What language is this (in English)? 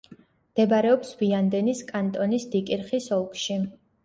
Georgian